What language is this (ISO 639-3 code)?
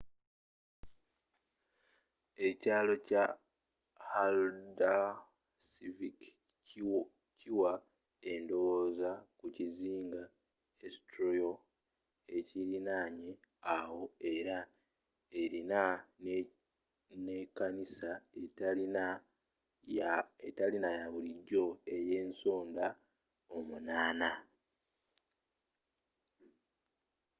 lug